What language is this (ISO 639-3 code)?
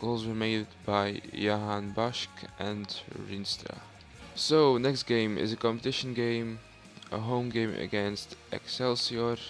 eng